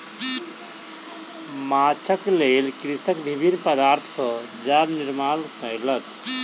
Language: Maithili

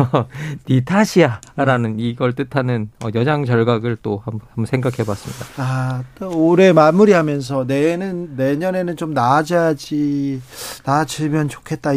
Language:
Korean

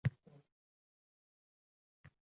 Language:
Uzbek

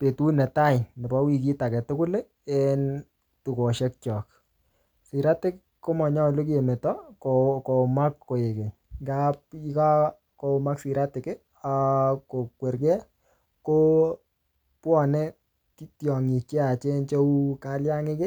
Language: Kalenjin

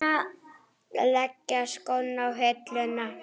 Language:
Icelandic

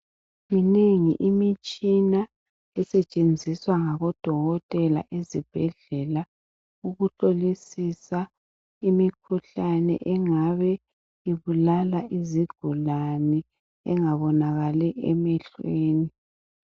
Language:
North Ndebele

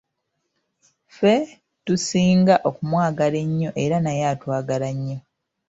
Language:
Ganda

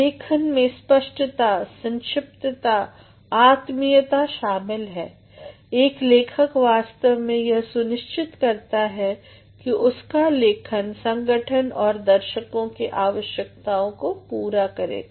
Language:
Hindi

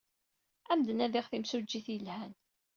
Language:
Kabyle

